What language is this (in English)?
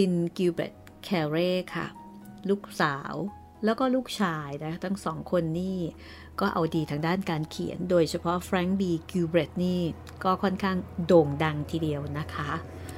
Thai